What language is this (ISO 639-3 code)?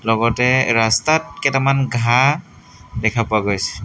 asm